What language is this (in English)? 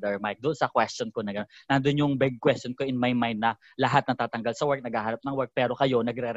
Filipino